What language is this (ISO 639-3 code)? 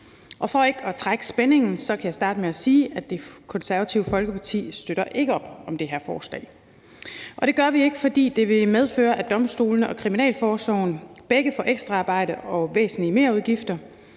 dan